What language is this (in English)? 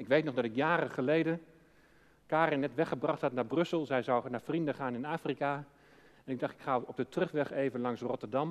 Dutch